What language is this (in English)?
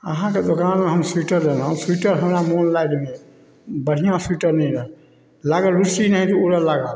Maithili